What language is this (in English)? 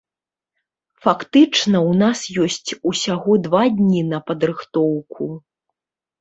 Belarusian